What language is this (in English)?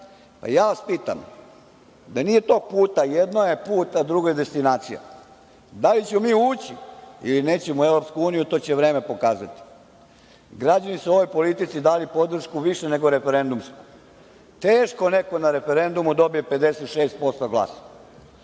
Serbian